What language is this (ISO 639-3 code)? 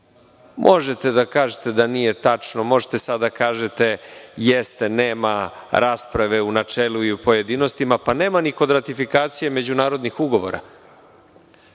srp